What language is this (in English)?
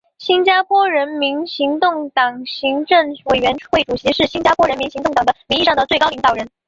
Chinese